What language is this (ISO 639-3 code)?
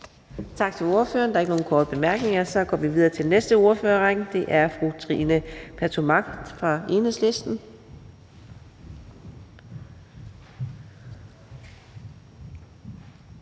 dan